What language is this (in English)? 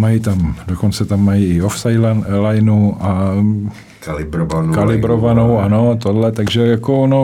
Czech